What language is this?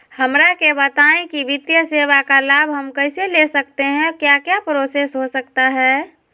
Magahi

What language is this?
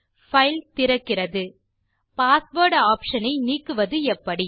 Tamil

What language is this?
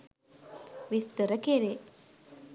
Sinhala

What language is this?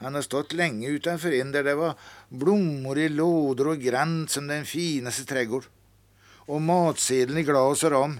Swedish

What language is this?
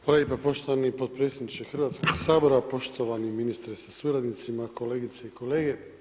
Croatian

